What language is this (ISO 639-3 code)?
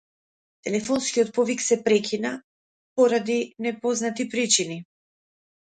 mkd